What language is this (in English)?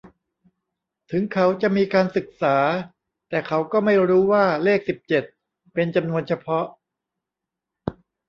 Thai